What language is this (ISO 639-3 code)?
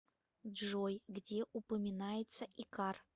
rus